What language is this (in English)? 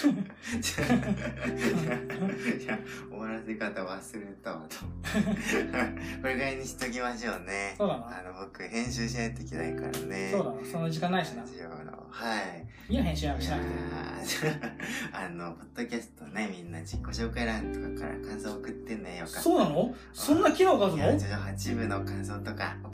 Japanese